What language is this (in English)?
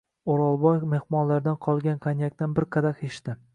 Uzbek